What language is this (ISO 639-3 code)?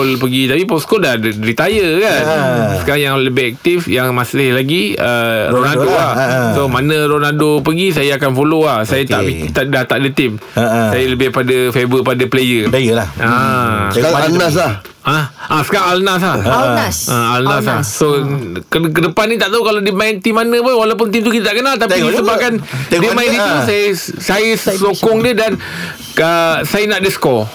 msa